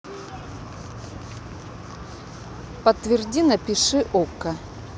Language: Russian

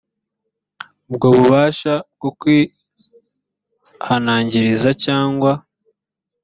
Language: Kinyarwanda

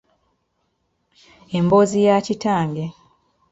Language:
Ganda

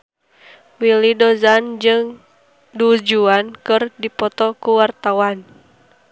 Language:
Sundanese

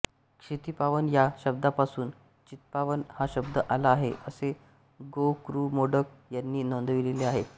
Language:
Marathi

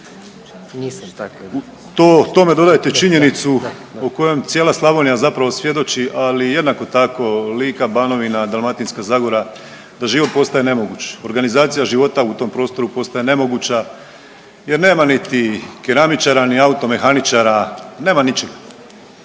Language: Croatian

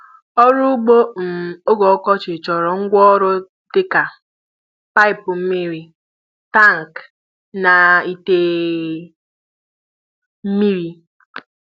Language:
Igbo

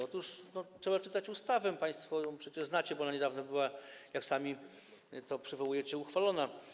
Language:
Polish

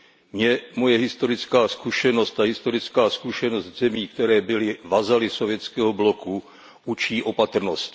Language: Czech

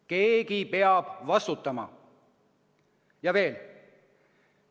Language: Estonian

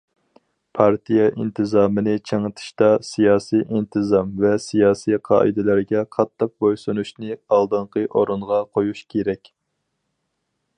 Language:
Uyghur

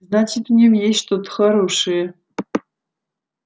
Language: Russian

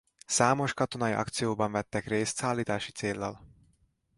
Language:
Hungarian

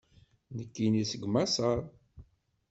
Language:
Kabyle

